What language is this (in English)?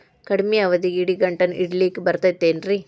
Kannada